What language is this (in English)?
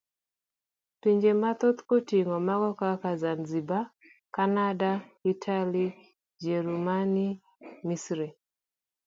Luo (Kenya and Tanzania)